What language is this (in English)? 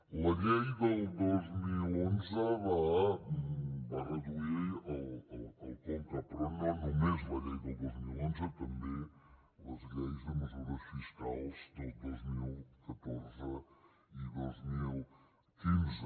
Catalan